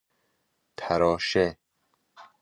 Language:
Persian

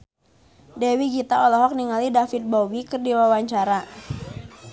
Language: Sundanese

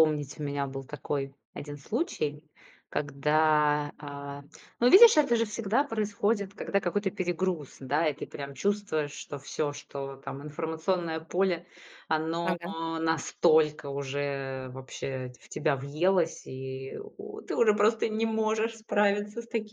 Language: Russian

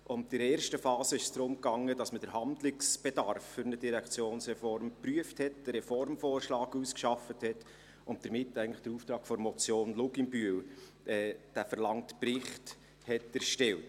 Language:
Swiss German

